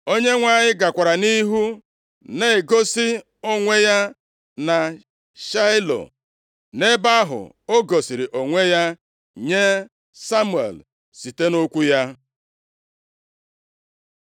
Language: Igbo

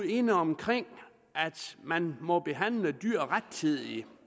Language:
Danish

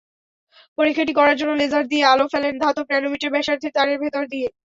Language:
Bangla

